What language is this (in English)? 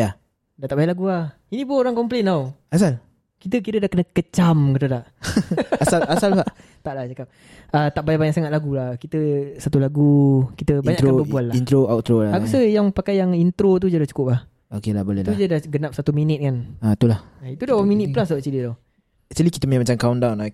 Malay